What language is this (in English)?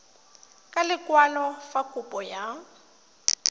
Tswana